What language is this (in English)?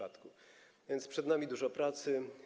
Polish